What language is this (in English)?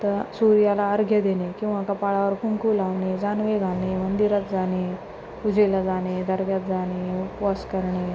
Marathi